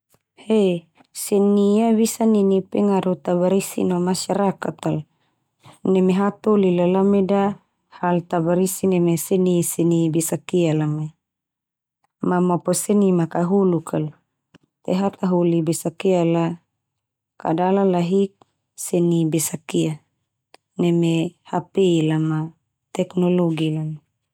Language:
Termanu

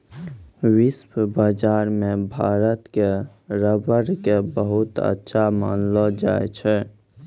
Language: Maithili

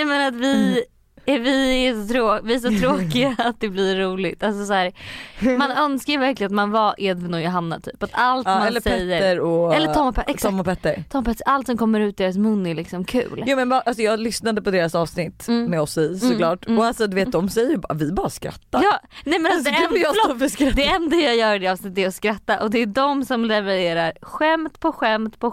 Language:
Swedish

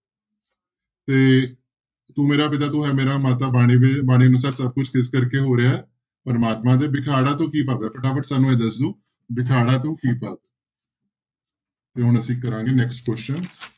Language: Punjabi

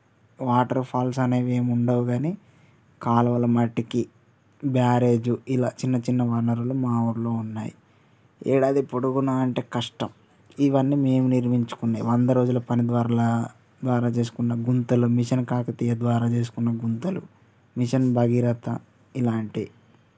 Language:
Telugu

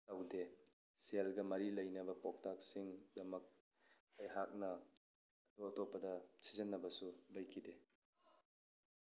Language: Manipuri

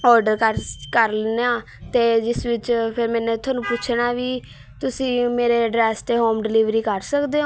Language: Punjabi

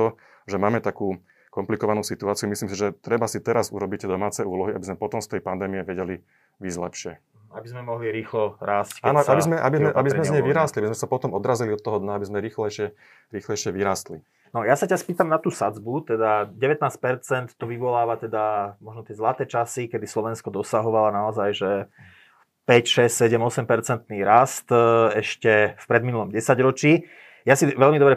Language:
Slovak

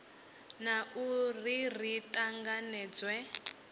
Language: Venda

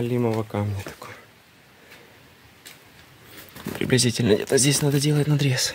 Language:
Russian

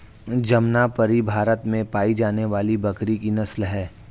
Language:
Hindi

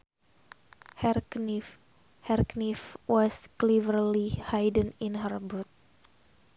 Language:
Sundanese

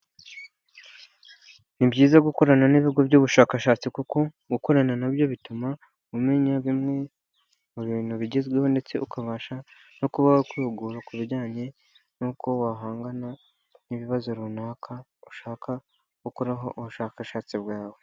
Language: Kinyarwanda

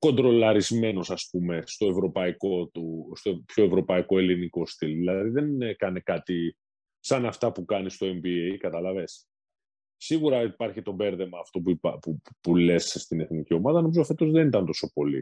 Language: Greek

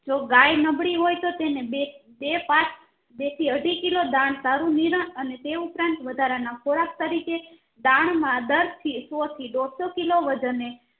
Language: Gujarati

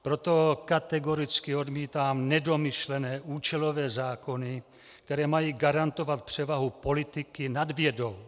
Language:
Czech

